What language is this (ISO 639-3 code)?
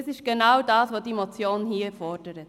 gsw